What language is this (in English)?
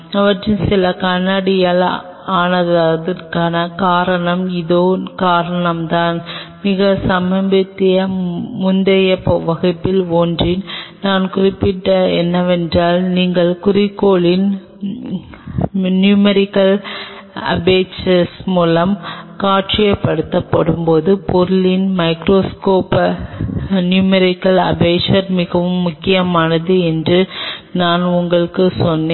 Tamil